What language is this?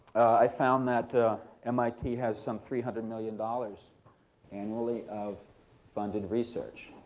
English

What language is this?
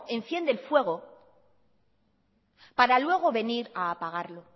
Spanish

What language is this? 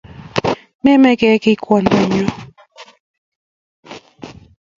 Kalenjin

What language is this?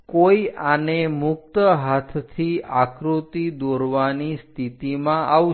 Gujarati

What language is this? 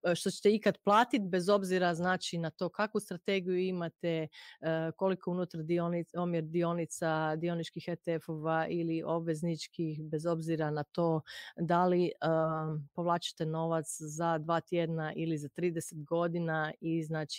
Croatian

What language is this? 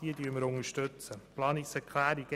Swiss German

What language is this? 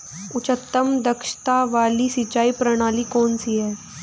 Hindi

